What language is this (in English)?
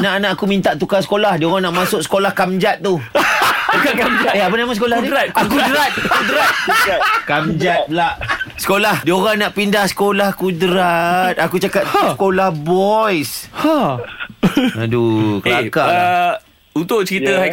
Malay